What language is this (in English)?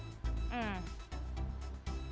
Indonesian